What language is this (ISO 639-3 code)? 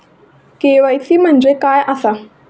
mar